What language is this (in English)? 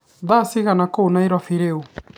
Kikuyu